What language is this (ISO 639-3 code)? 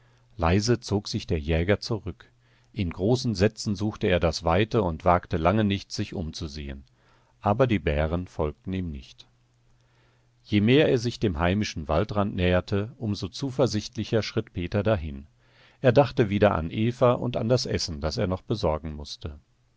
deu